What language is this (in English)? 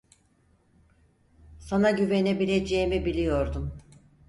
Turkish